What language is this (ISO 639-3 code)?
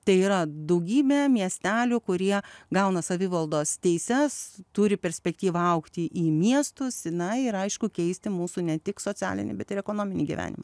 lit